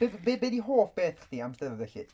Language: Welsh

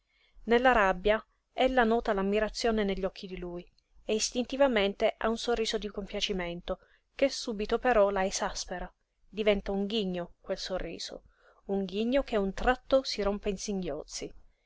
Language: Italian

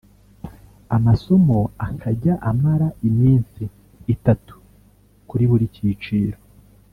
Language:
Kinyarwanda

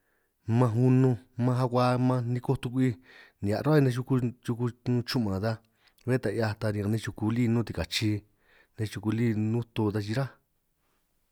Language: San Martín Itunyoso Triqui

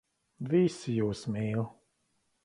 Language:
Latvian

